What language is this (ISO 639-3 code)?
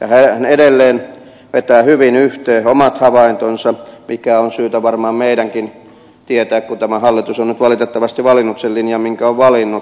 fin